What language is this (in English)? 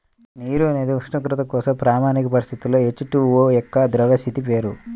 Telugu